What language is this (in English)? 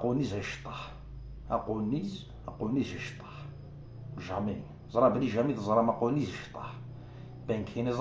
Arabic